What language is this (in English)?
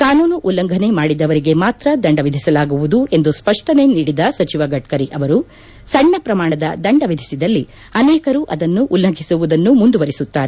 Kannada